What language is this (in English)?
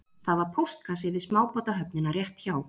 Icelandic